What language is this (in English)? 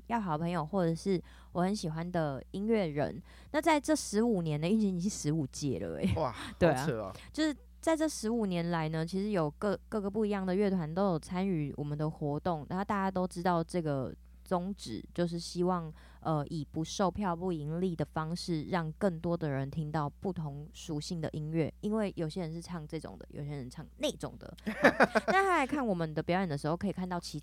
Chinese